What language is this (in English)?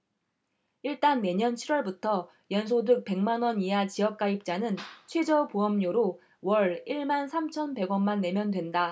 Korean